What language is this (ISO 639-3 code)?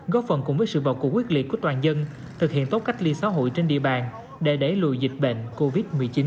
vie